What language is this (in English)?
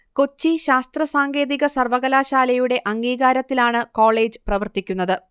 Malayalam